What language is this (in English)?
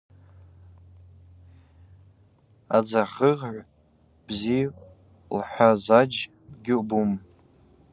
Abaza